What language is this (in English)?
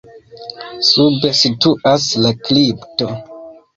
Esperanto